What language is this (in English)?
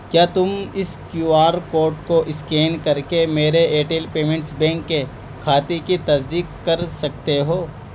Urdu